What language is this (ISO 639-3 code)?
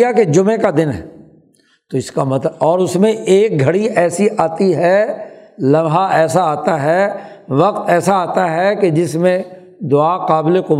urd